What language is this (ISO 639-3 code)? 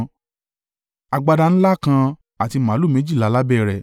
yor